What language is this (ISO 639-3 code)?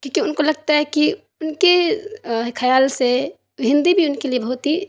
urd